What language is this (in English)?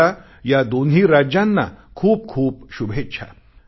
Marathi